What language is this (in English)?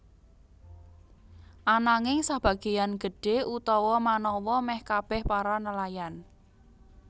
Javanese